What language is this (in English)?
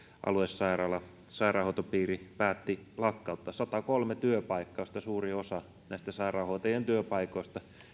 Finnish